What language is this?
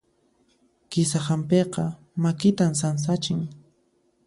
Puno Quechua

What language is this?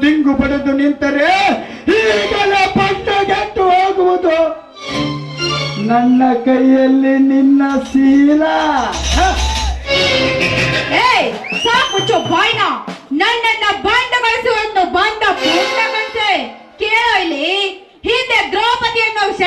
Hindi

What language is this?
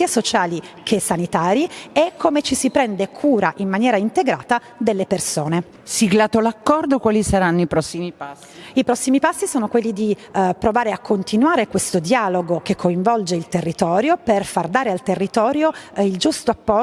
Italian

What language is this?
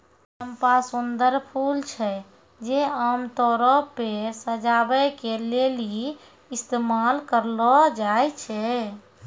Maithili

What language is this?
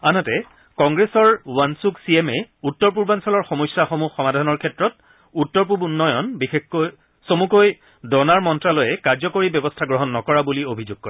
Assamese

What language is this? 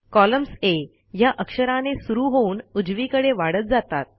Marathi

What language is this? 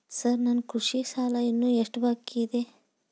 Kannada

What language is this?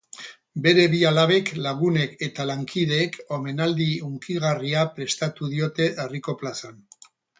Basque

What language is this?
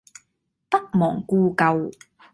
Cantonese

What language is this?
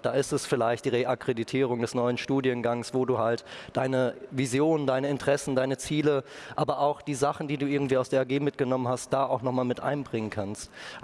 German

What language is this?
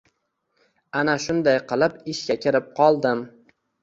Uzbek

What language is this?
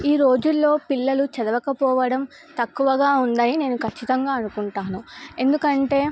Telugu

